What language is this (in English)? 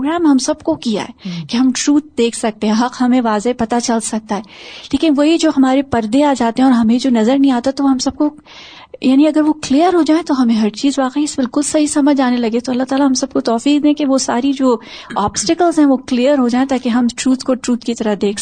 Urdu